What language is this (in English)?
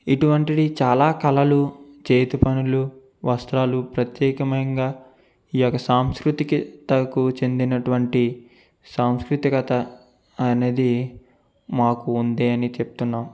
Telugu